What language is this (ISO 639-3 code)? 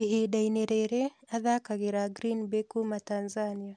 kik